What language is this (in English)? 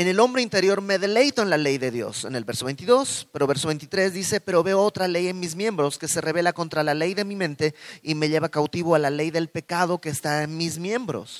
Spanish